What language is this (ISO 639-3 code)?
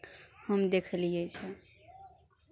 mai